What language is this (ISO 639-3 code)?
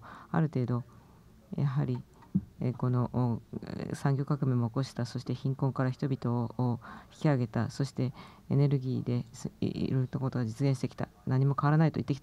jpn